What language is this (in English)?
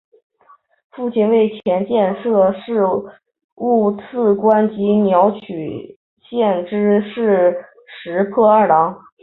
Chinese